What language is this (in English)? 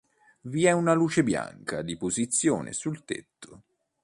Italian